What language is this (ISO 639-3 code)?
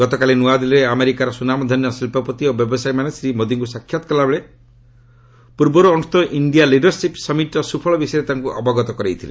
ori